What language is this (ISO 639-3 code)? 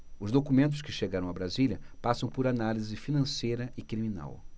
por